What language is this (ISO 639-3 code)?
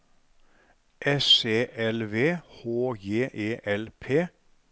nor